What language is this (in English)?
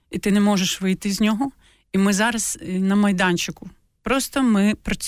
Ukrainian